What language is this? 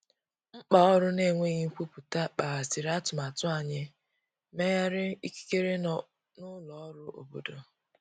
Igbo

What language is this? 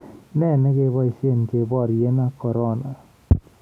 Kalenjin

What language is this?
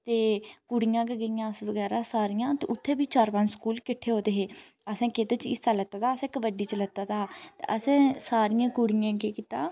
Dogri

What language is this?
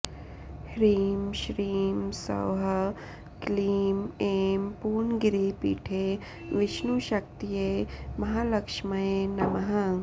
Sanskrit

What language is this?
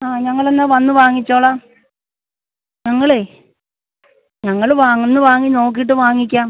Malayalam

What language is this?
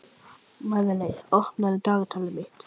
Icelandic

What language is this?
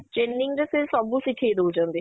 Odia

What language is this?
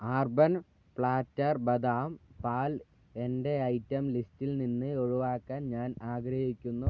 Malayalam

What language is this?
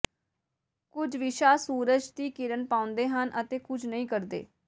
Punjabi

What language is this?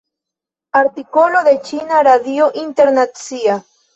Esperanto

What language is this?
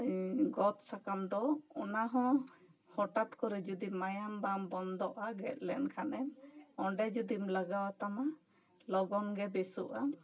Santali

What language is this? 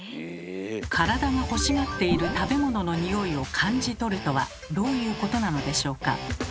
Japanese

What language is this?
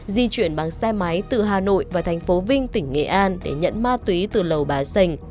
Vietnamese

